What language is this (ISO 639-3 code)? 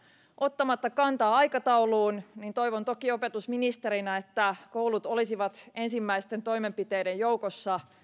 fin